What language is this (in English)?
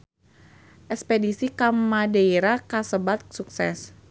Sundanese